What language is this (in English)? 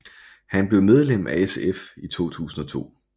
Danish